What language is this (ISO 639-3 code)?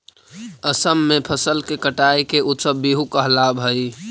mag